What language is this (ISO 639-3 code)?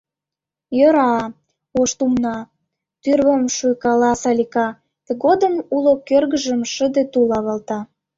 chm